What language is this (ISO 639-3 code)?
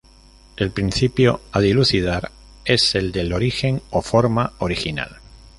spa